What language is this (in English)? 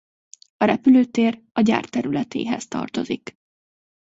Hungarian